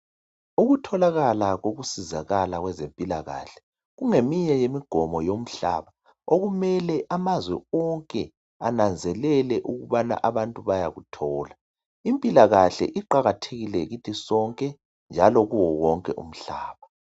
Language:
North Ndebele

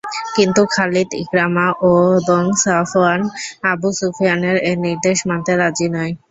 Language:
Bangla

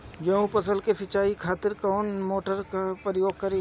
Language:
Bhojpuri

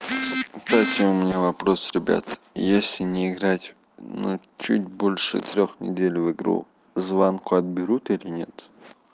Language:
Russian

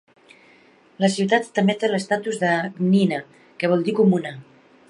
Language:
Catalan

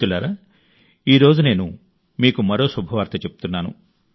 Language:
Telugu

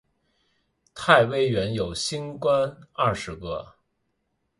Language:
Chinese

